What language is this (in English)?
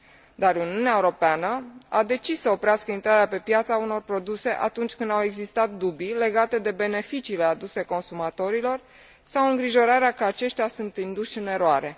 Romanian